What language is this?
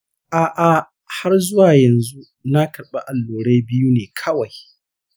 Hausa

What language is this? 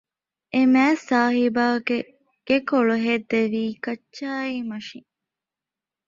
Divehi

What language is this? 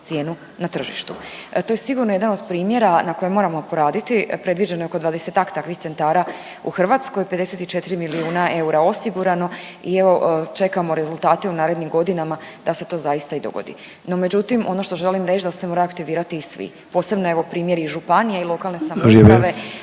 Croatian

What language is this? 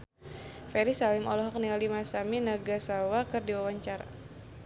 Sundanese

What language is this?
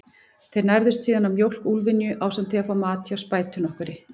Icelandic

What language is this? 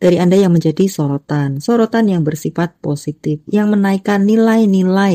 Indonesian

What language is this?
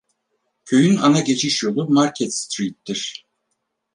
Turkish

